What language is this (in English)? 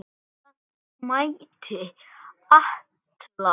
Icelandic